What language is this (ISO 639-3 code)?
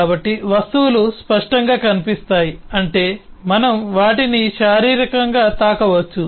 tel